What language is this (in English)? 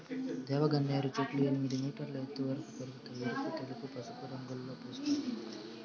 Telugu